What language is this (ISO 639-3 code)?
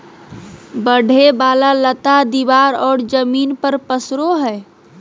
mag